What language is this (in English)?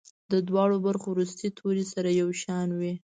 Pashto